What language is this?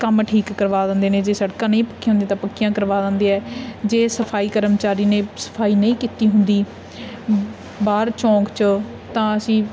Punjabi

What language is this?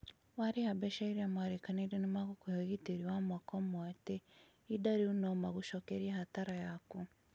Kikuyu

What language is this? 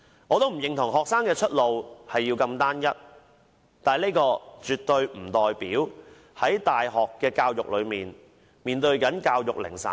Cantonese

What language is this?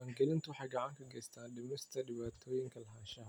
Somali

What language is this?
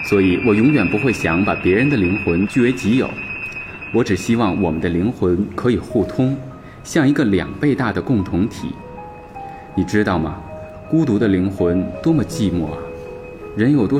Chinese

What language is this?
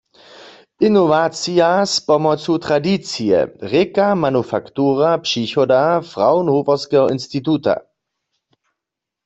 Upper Sorbian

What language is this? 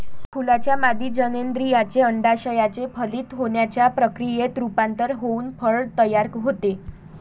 Marathi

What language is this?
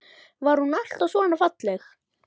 Icelandic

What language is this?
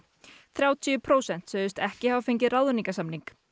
Icelandic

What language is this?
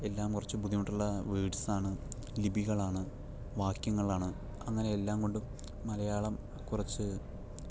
Malayalam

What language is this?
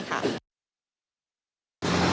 Thai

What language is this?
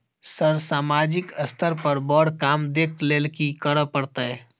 Maithili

